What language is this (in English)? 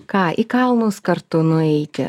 Lithuanian